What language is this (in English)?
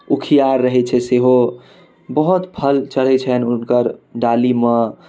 Maithili